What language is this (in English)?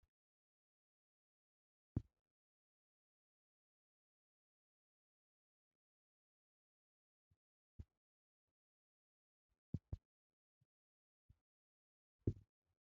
Wolaytta